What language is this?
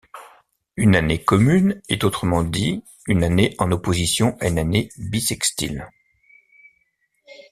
French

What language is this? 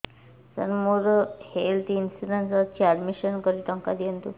Odia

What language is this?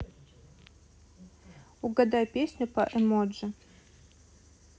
Russian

